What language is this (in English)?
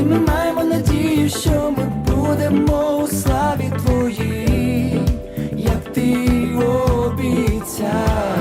Ukrainian